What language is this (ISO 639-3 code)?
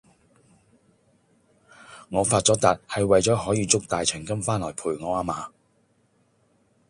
yue